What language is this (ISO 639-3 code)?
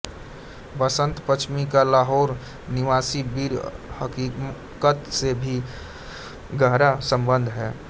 hin